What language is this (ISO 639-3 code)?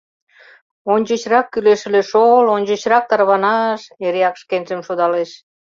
chm